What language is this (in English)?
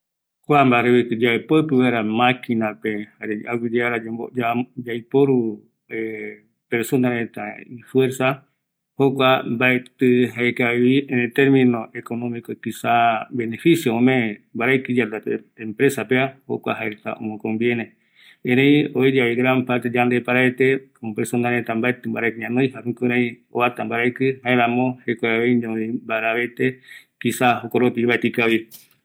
Eastern Bolivian Guaraní